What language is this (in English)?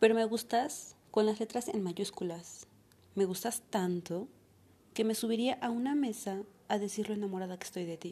Spanish